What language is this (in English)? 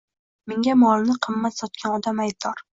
Uzbek